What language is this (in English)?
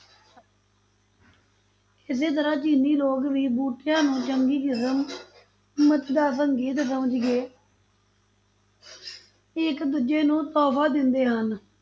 Punjabi